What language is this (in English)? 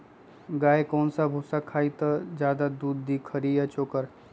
Magahi